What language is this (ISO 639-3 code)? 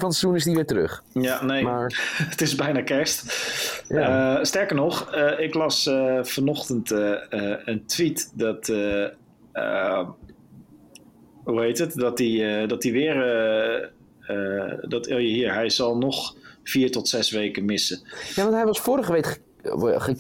nld